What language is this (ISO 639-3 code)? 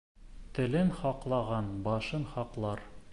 bak